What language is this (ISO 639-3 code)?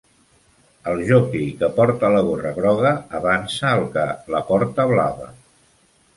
cat